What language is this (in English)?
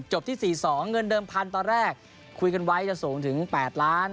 Thai